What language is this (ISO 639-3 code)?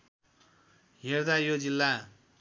nep